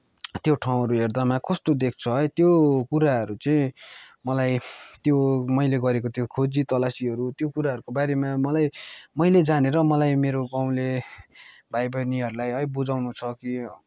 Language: Nepali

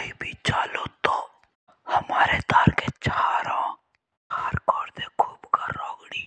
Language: Jaunsari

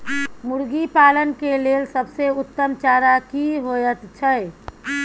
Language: Maithili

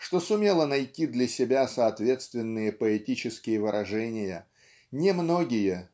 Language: Russian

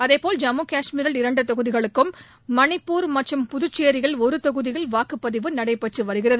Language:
Tamil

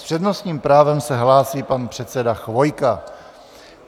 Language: Czech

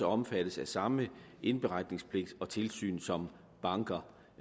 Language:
Danish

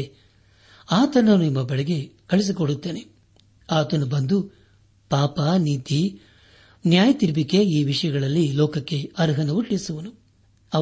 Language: Kannada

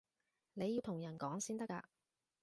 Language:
Cantonese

